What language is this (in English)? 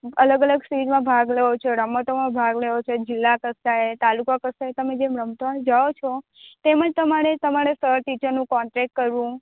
Gujarati